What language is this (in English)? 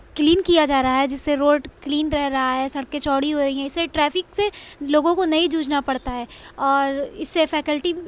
Urdu